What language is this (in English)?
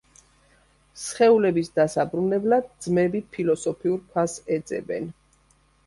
Georgian